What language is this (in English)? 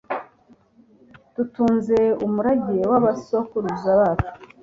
Kinyarwanda